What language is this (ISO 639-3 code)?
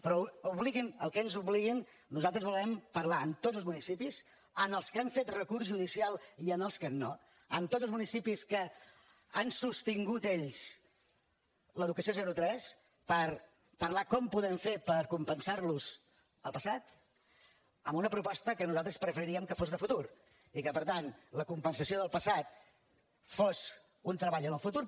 cat